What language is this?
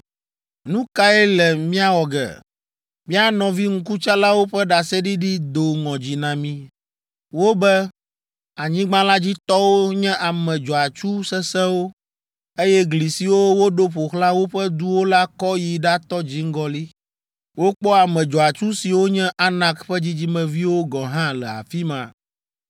Ewe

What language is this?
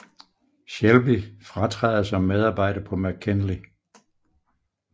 Danish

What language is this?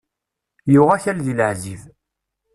Kabyle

